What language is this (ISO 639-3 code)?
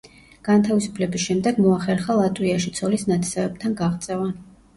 kat